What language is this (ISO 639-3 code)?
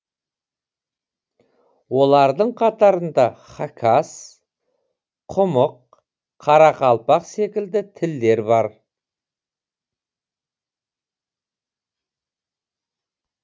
kaz